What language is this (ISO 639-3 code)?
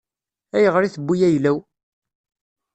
kab